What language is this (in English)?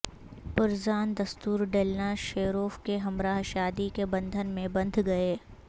Urdu